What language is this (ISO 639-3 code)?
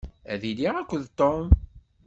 kab